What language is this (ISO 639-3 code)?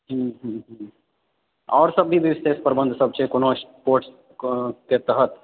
mai